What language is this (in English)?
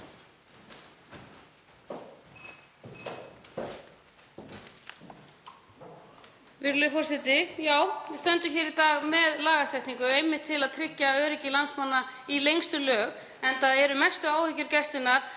Icelandic